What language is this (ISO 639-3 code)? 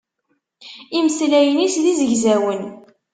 kab